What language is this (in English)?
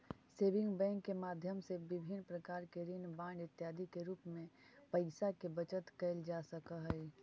Magahi